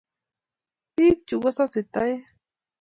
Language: Kalenjin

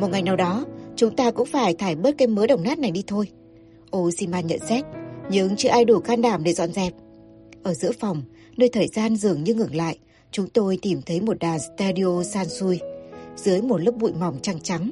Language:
Vietnamese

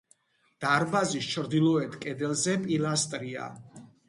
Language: Georgian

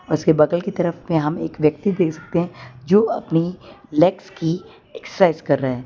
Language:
Hindi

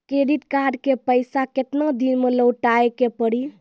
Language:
Maithili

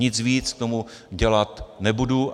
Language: Czech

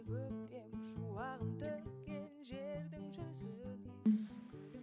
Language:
Kazakh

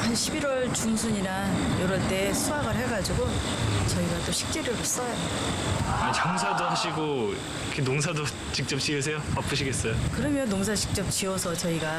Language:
Korean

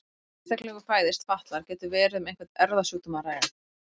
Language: Icelandic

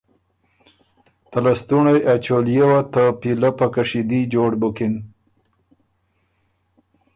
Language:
Ormuri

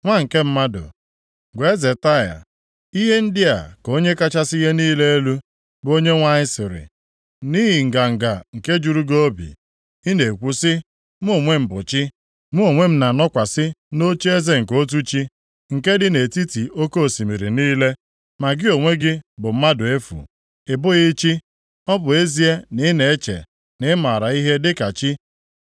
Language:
Igbo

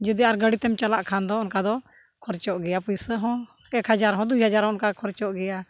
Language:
Santali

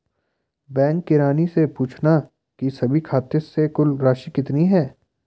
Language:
Hindi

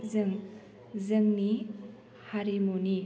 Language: Bodo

